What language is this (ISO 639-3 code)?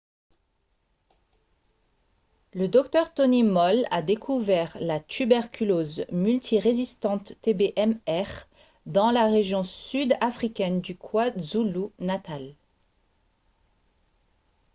fra